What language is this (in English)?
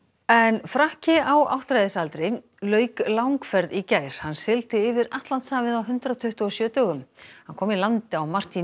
Icelandic